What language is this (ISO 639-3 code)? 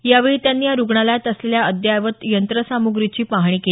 mar